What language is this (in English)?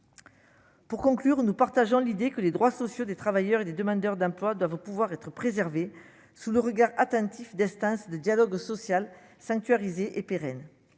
French